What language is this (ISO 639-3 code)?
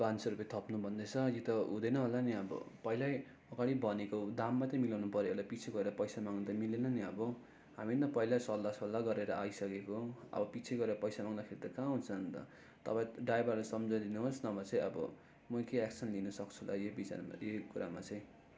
nep